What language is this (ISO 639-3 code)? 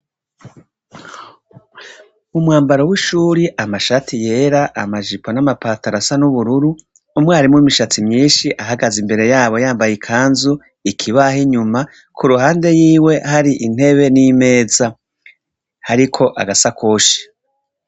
run